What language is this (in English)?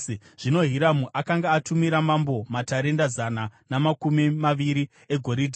Shona